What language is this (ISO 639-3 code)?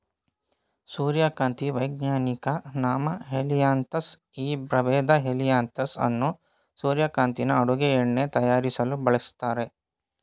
kan